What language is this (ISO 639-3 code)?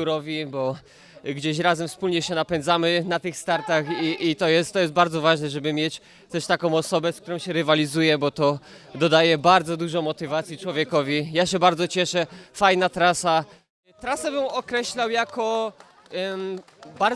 pol